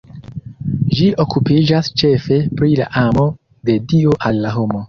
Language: Esperanto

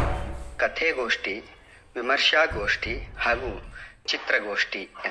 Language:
Kannada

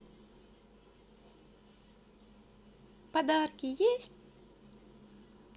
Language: Russian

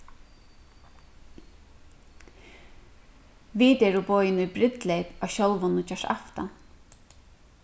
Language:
Faroese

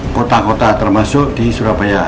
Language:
Indonesian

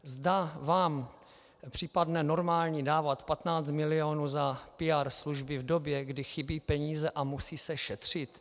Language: Czech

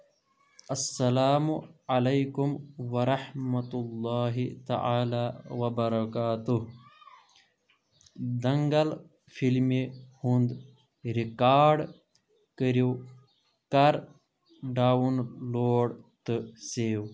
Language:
Kashmiri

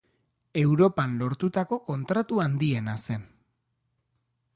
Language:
Basque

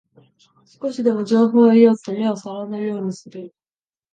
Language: Japanese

